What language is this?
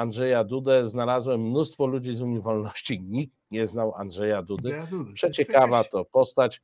Polish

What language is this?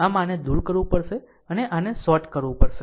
Gujarati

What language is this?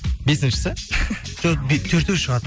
Kazakh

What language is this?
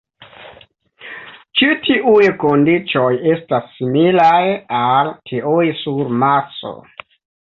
Esperanto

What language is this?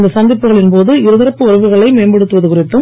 Tamil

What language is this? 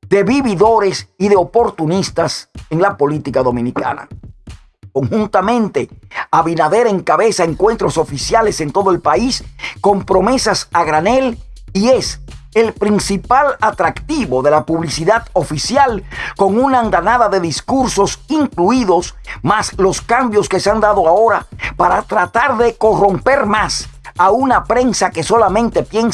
Spanish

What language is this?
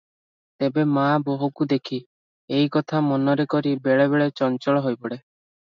Odia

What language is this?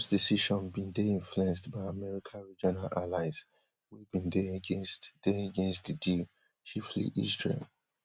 Nigerian Pidgin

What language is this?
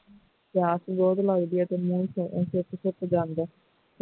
Punjabi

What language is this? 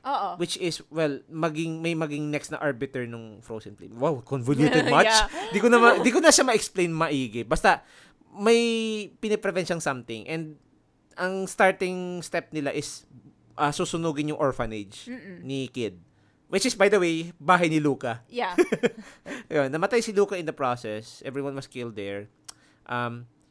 Filipino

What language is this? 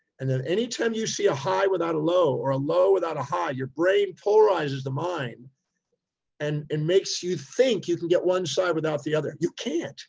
English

